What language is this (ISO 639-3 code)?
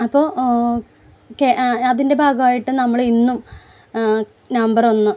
mal